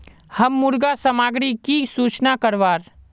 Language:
Magahi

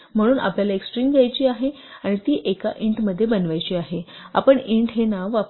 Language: Marathi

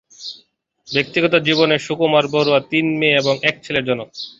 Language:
Bangla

